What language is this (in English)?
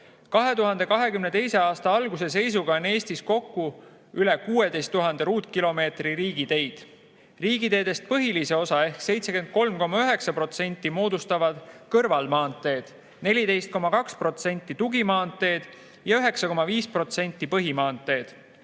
Estonian